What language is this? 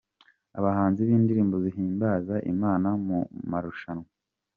Kinyarwanda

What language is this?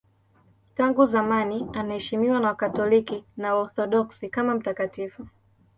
Swahili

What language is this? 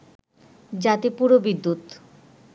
Bangla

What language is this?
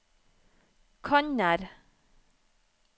Norwegian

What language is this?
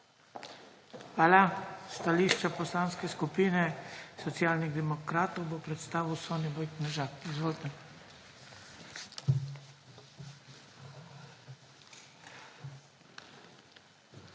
Slovenian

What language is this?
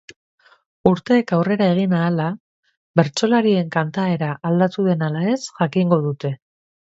Basque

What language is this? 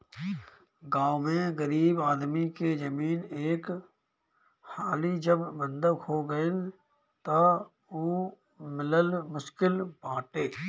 Bhojpuri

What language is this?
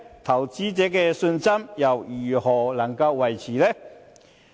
Cantonese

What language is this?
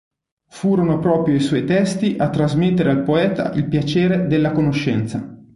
Italian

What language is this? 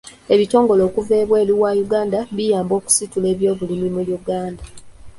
Ganda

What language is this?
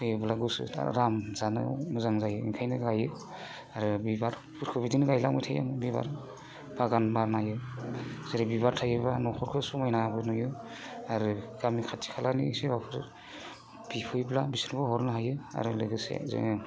Bodo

